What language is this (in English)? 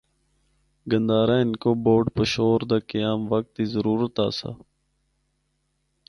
Northern Hindko